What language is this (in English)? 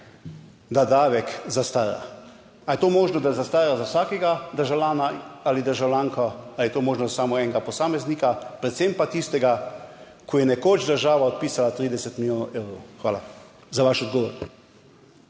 Slovenian